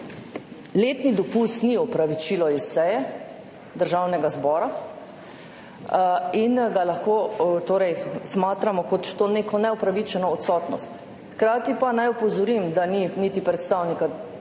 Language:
Slovenian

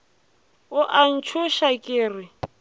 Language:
Northern Sotho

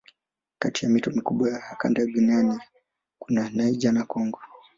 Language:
Swahili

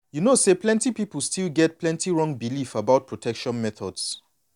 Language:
Nigerian Pidgin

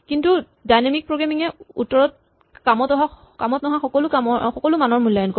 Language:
Assamese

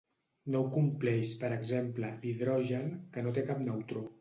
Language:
Catalan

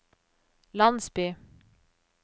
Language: Norwegian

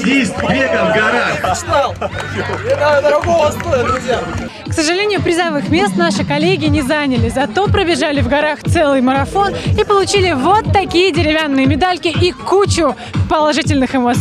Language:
Russian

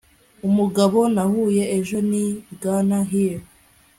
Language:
Kinyarwanda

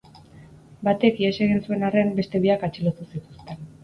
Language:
Basque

